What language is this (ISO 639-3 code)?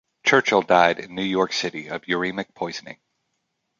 eng